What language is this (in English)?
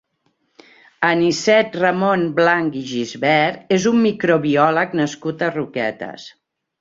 Catalan